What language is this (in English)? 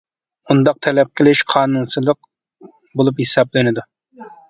Uyghur